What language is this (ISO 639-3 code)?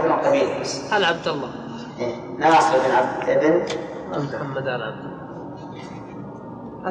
ara